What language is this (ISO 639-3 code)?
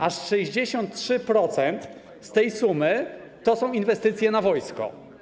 pol